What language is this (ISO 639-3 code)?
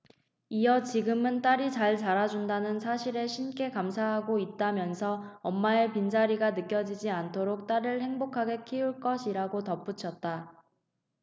kor